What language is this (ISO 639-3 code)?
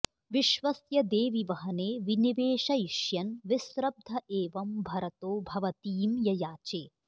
san